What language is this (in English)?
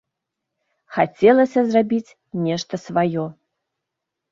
Belarusian